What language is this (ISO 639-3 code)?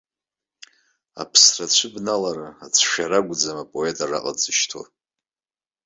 abk